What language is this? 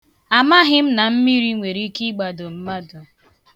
Igbo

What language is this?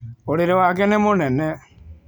Kikuyu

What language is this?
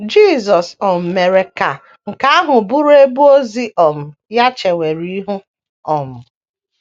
Igbo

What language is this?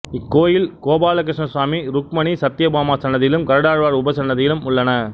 Tamil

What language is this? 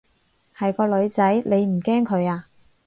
Cantonese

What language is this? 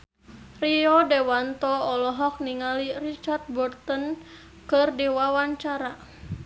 Sundanese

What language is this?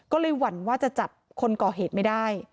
Thai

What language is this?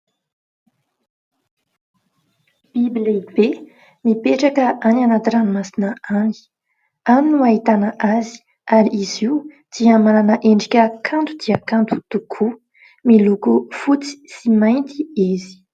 Malagasy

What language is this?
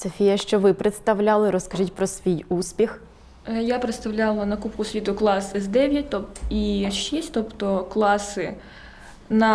Ukrainian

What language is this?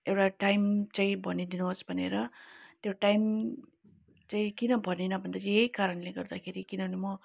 Nepali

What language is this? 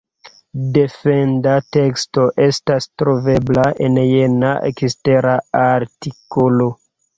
Esperanto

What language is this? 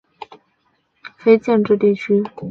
Chinese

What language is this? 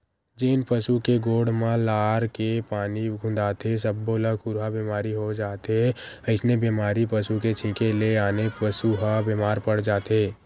Chhattisgarhi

